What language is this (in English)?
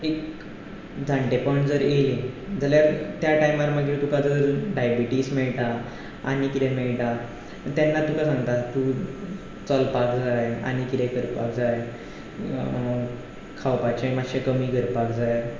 Konkani